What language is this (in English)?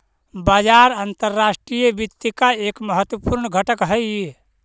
Magahi